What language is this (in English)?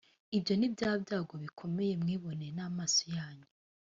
Kinyarwanda